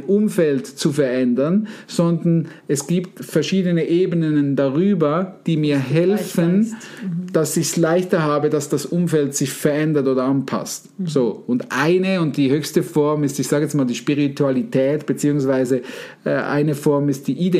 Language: German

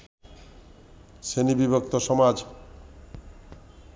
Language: Bangla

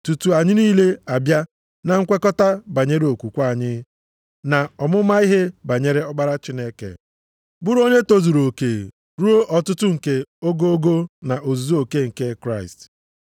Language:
Igbo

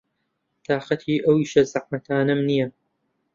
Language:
Central Kurdish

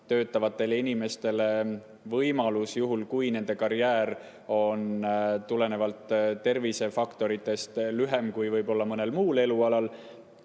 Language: Estonian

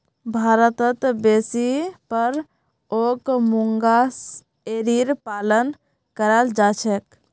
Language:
Magahi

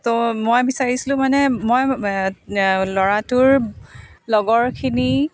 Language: Assamese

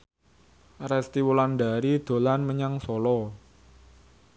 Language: Javanese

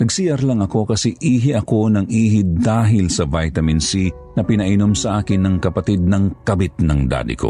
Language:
Filipino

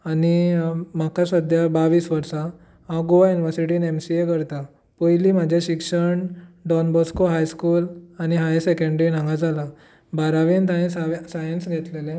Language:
Konkani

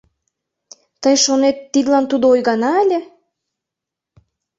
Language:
Mari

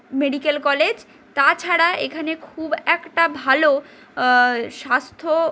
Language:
Bangla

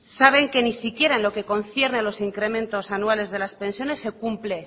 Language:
Spanish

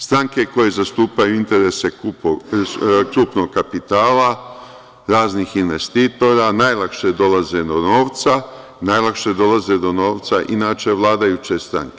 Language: Serbian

